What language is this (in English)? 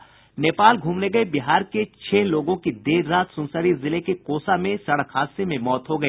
Hindi